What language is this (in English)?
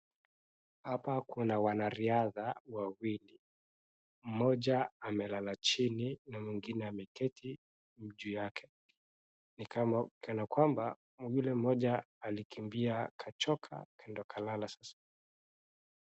Swahili